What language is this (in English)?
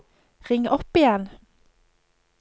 Norwegian